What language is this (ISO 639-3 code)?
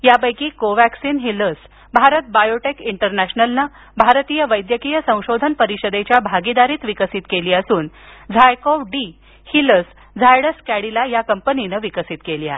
mar